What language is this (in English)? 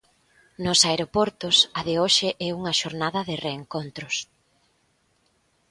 Galician